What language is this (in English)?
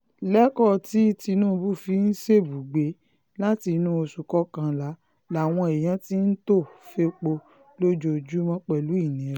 Yoruba